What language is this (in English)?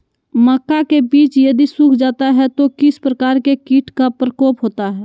Magahi